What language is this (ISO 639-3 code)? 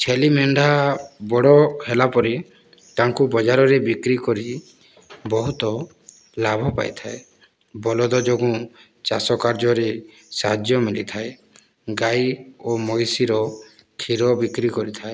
ori